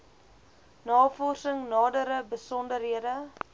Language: Afrikaans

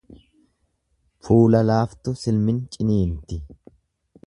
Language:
Oromo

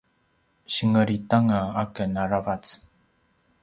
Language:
Paiwan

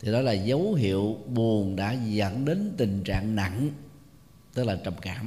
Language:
Vietnamese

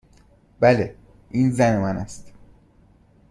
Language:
Persian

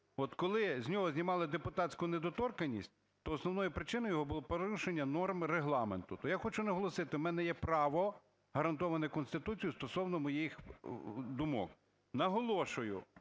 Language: Ukrainian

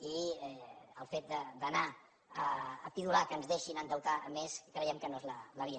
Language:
Catalan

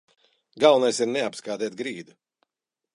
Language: Latvian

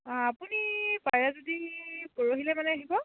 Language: Assamese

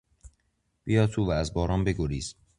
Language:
Persian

